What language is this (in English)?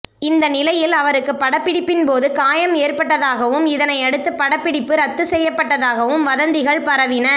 Tamil